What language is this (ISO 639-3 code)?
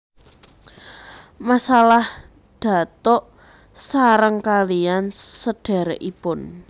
jav